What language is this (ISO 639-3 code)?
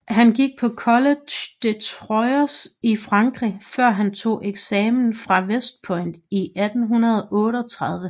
dan